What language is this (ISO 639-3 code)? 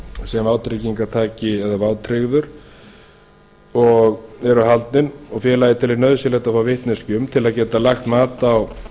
isl